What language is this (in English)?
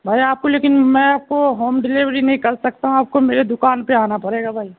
Urdu